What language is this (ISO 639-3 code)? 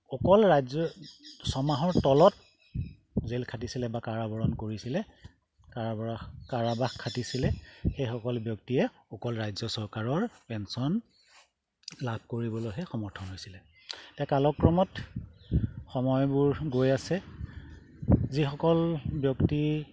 asm